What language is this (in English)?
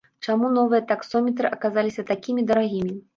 Belarusian